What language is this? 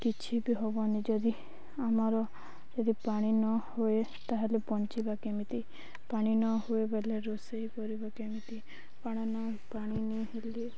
Odia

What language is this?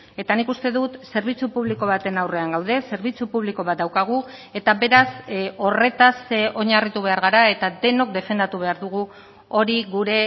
Basque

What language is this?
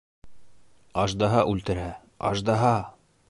Bashkir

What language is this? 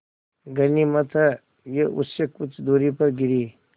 Hindi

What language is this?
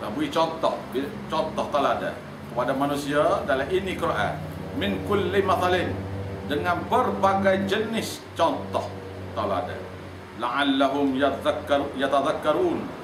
Malay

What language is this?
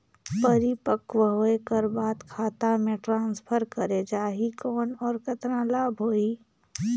Chhattisgarhi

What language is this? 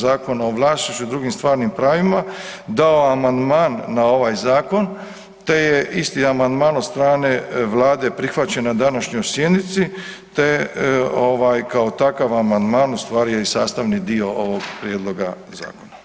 Croatian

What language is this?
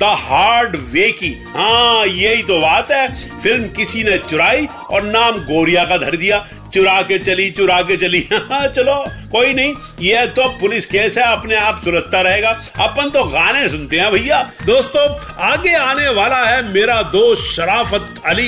Hindi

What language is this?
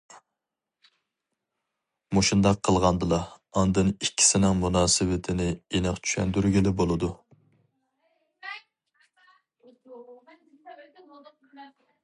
Uyghur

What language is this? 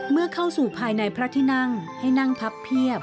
Thai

